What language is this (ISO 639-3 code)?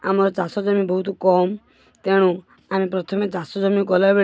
ori